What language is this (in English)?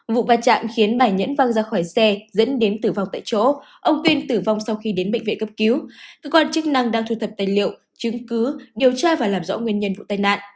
Vietnamese